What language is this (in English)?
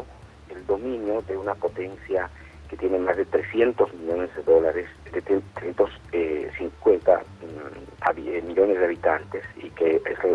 Spanish